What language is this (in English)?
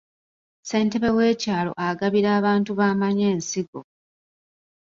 Ganda